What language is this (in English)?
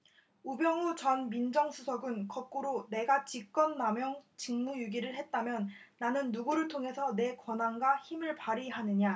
Korean